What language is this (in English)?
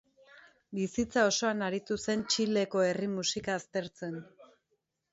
Basque